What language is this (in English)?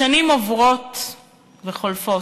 Hebrew